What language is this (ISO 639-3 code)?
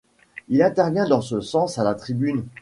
fra